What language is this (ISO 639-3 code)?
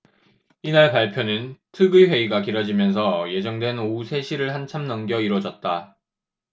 kor